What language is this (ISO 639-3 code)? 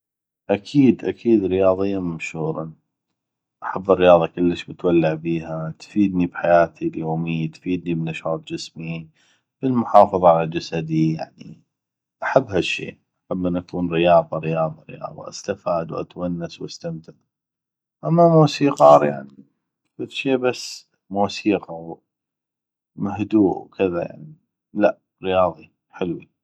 ayp